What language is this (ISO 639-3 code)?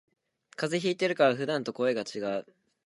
jpn